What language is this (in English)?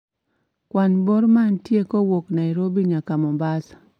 Luo (Kenya and Tanzania)